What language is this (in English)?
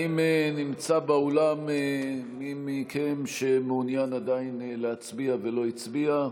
Hebrew